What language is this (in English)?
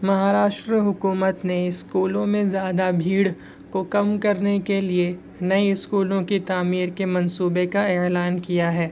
Urdu